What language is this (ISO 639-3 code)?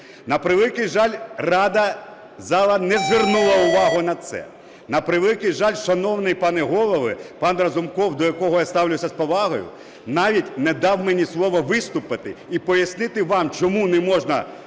ukr